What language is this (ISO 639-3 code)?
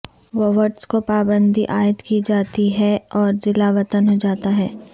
urd